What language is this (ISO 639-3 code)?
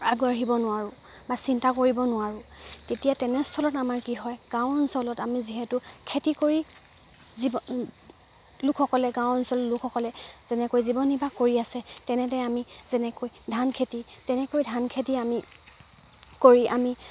asm